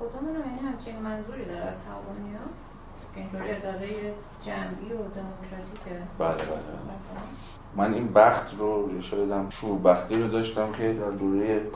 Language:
Persian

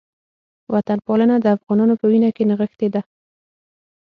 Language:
Pashto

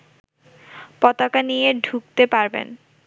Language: Bangla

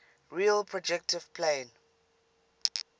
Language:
English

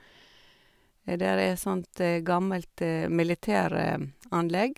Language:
Norwegian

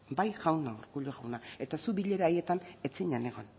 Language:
Basque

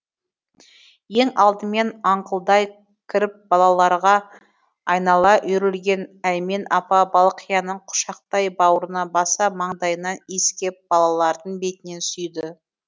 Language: Kazakh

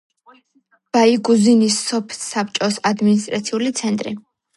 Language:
Georgian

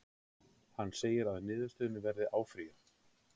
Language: Icelandic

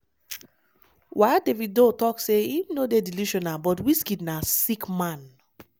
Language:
Nigerian Pidgin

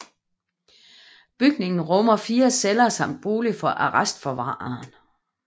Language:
Danish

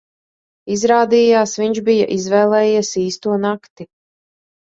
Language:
Latvian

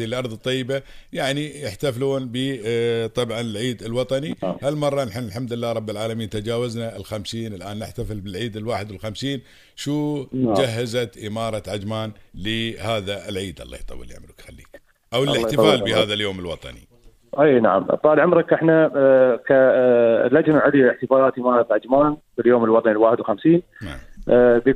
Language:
Arabic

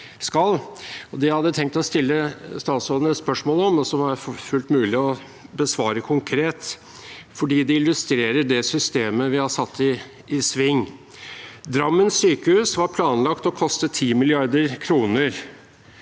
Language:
Norwegian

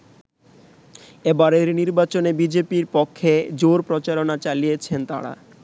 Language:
Bangla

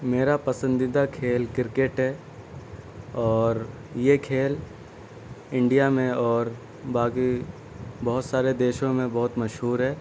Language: Urdu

